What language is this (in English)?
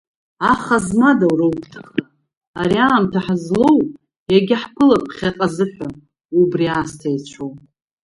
Abkhazian